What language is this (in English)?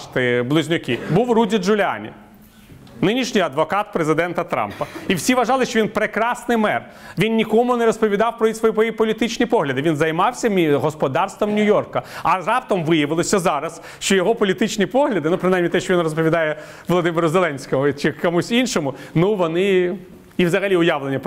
Ukrainian